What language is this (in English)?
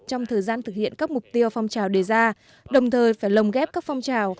Vietnamese